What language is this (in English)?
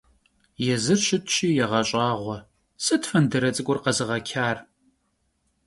Kabardian